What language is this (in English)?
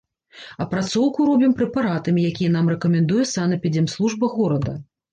Belarusian